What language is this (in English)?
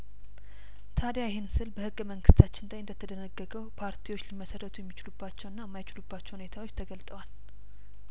Amharic